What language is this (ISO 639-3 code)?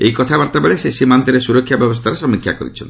ori